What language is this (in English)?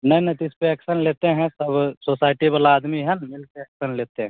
Hindi